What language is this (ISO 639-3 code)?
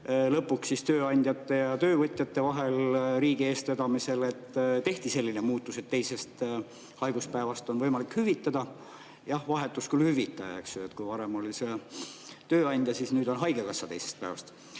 est